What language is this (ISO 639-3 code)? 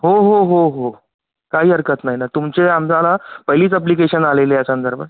mar